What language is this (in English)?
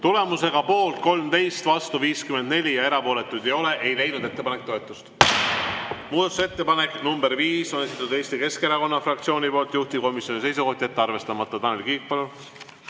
Estonian